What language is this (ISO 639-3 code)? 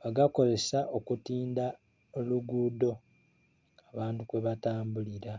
xog